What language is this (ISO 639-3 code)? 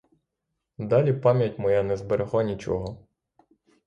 ukr